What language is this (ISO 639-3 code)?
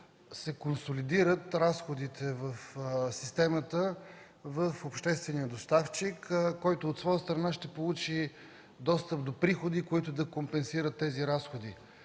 bul